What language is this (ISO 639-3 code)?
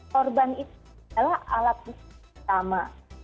ind